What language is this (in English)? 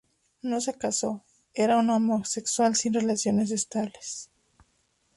Spanish